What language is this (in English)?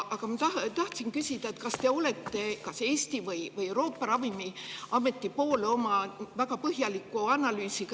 Estonian